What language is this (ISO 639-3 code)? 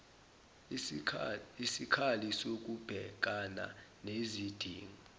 zul